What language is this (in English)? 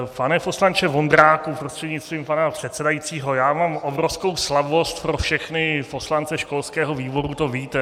Czech